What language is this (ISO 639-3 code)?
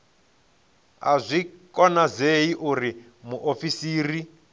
ven